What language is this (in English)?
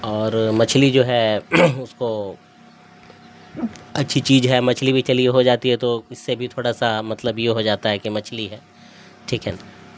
Urdu